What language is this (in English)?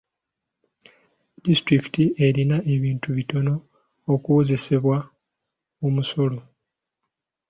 Ganda